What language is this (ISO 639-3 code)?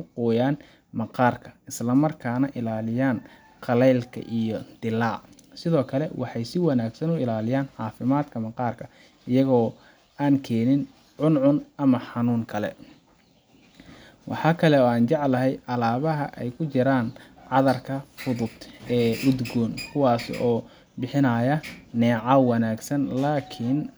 som